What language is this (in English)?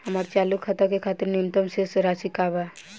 Bhojpuri